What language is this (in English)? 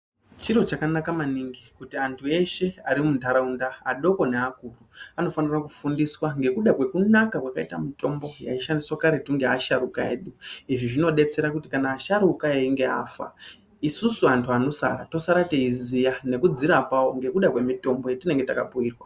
Ndau